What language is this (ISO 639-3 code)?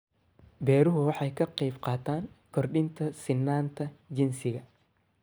som